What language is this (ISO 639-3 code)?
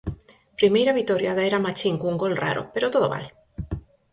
glg